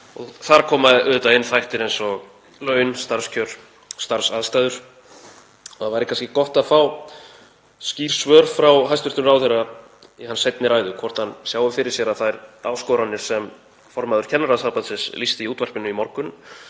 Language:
Icelandic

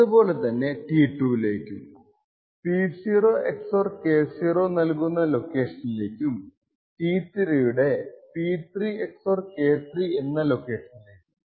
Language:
Malayalam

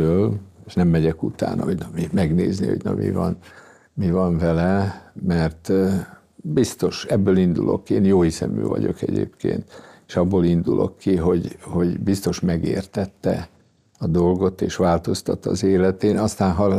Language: Hungarian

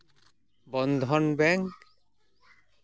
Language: Santali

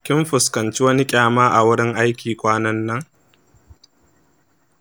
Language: Hausa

